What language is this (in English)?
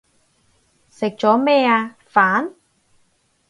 Cantonese